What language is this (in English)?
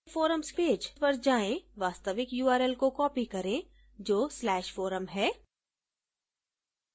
Hindi